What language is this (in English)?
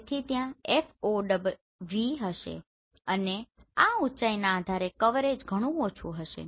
Gujarati